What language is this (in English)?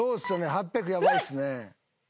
Japanese